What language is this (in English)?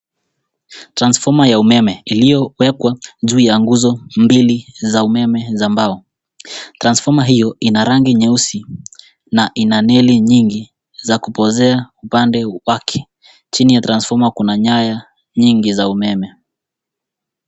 Swahili